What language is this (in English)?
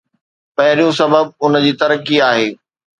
Sindhi